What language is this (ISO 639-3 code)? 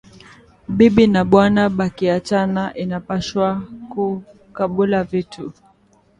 swa